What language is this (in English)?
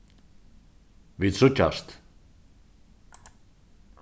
Faroese